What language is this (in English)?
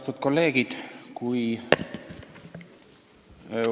Estonian